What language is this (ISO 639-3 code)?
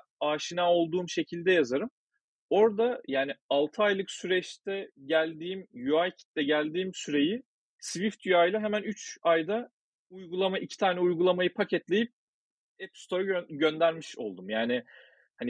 tur